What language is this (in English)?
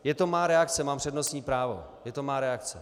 Czech